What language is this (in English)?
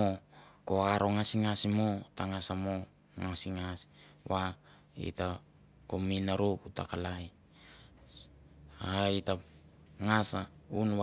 Mandara